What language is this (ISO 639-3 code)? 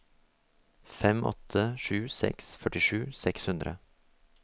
nor